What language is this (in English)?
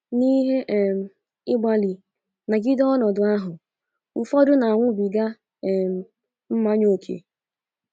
Igbo